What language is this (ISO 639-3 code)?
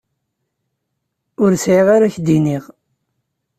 kab